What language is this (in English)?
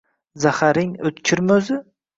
Uzbek